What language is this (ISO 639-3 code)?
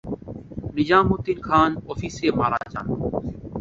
ben